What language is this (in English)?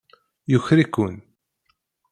Kabyle